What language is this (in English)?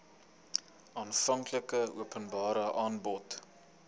Afrikaans